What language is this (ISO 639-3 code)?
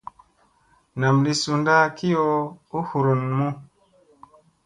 mse